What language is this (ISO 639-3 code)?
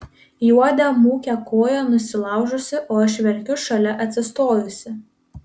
lit